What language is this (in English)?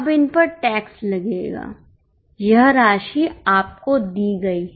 Hindi